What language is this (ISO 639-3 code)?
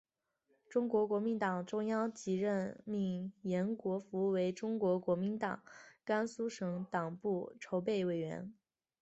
zho